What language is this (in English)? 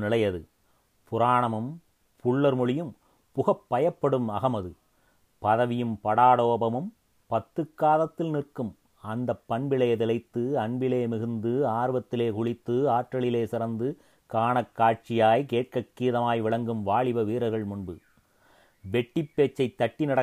Tamil